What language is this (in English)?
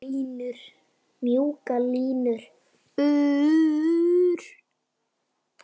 Icelandic